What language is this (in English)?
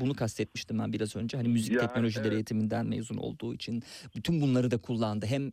Turkish